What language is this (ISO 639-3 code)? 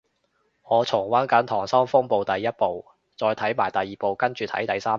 yue